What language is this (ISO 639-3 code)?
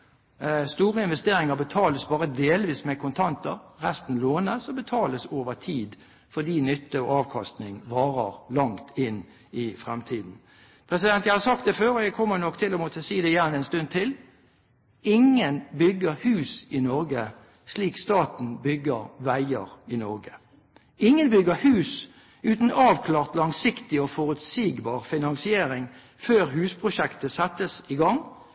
nob